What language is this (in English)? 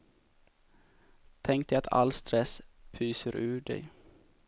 Swedish